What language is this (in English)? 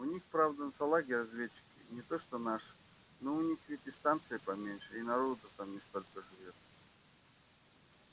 Russian